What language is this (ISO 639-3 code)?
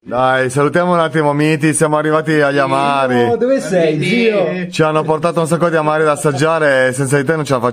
ita